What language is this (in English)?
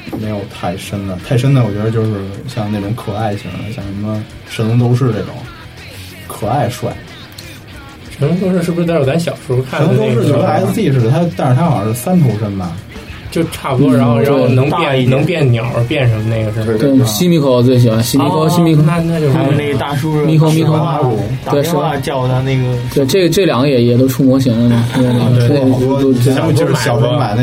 Chinese